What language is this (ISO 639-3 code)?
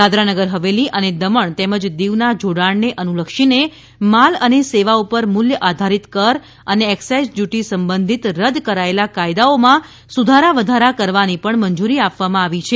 guj